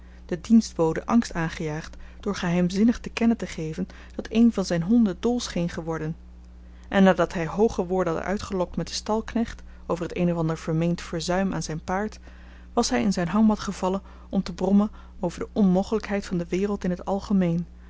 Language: Dutch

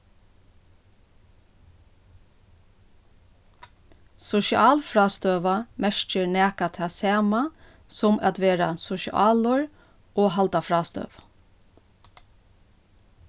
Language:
Faroese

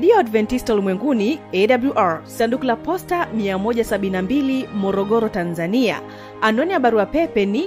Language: Swahili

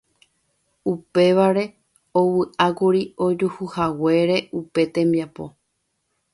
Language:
Guarani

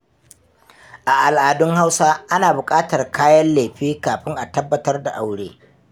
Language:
Hausa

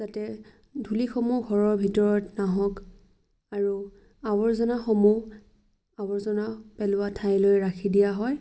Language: Assamese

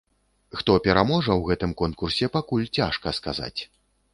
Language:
Belarusian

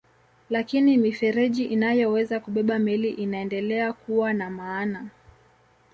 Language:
Swahili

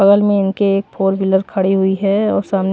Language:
Hindi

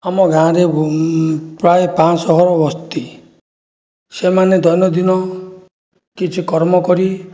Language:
Odia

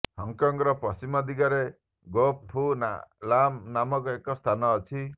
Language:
Odia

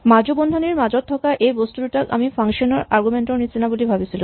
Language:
Assamese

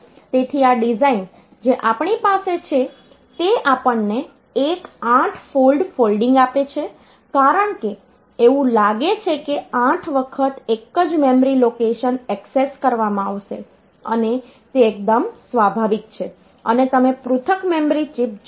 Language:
Gujarati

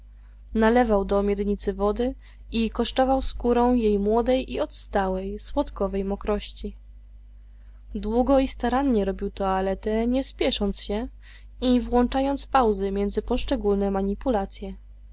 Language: Polish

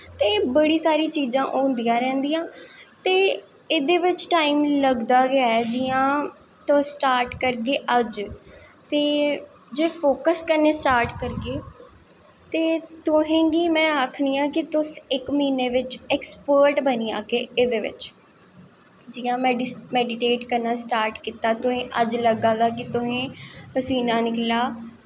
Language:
Dogri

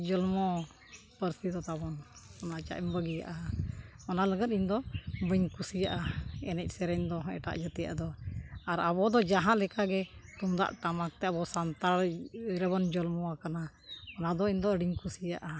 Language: Santali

